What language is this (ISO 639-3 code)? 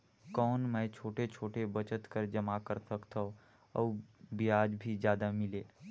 hne